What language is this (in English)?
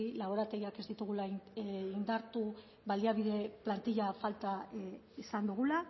Basque